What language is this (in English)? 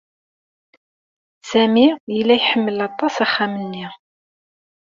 Kabyle